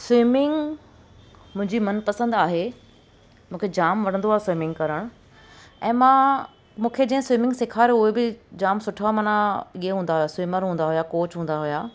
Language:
Sindhi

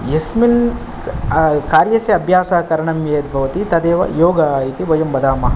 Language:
Sanskrit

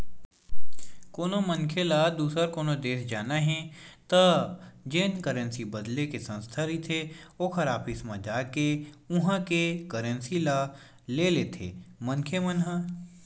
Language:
Chhattisgarhi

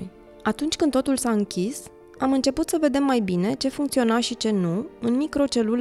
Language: Romanian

